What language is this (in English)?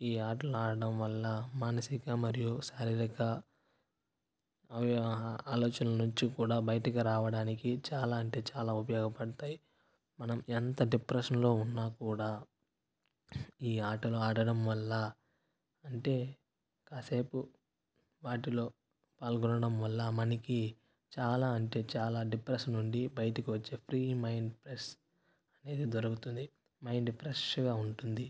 Telugu